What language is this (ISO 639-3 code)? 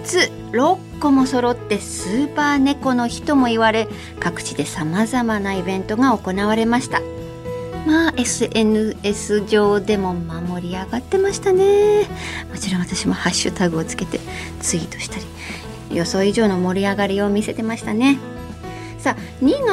jpn